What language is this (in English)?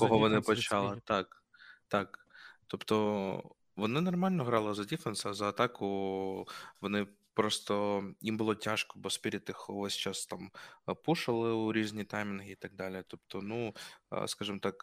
Ukrainian